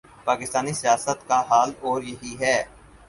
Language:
Urdu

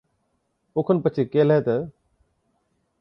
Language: Od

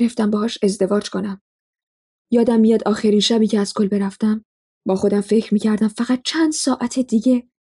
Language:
Persian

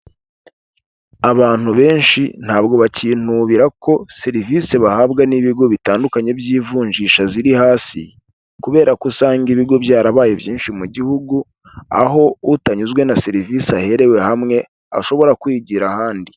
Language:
Kinyarwanda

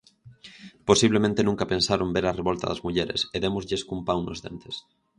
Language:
Galician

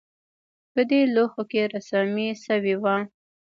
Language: Pashto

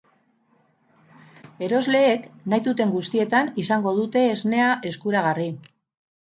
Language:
Basque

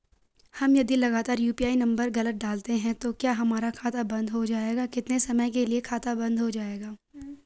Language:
Hindi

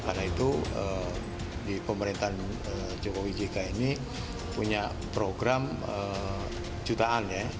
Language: Indonesian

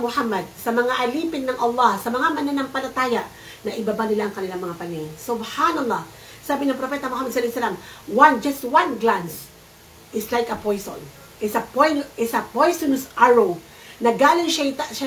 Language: Filipino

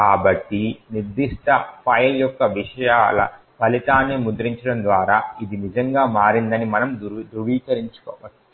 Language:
Telugu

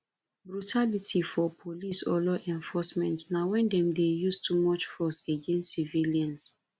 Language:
Nigerian Pidgin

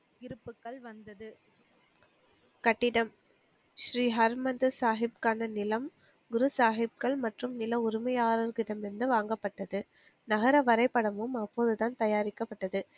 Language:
Tamil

